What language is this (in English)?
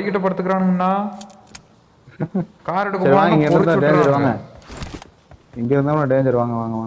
Tamil